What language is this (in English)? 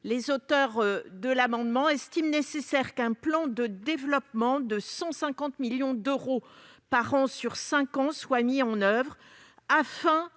French